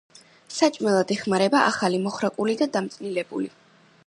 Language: Georgian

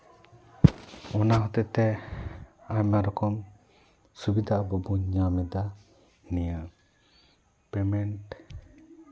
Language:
Santali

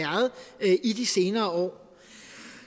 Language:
Danish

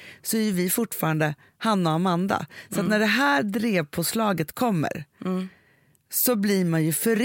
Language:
Swedish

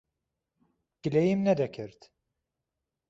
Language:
Central Kurdish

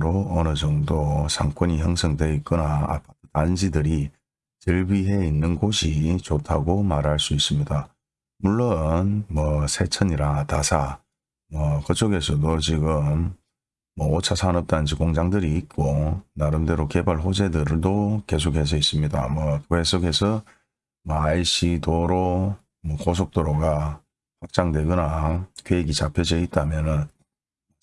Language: Korean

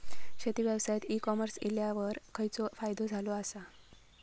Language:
Marathi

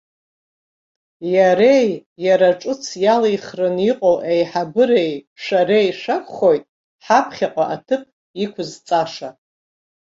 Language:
Abkhazian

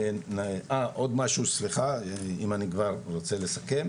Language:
Hebrew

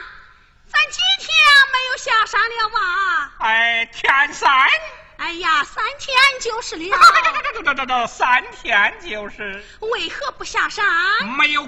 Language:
Chinese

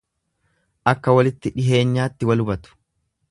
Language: Oromo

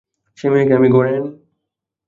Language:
Bangla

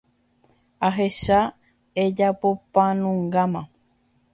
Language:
Guarani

